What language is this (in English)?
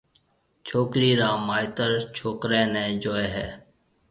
Marwari (Pakistan)